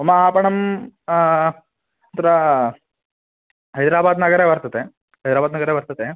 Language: Sanskrit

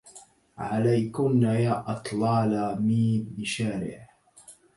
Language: Arabic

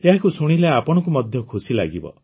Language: Odia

